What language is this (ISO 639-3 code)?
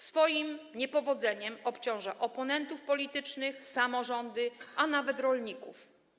pol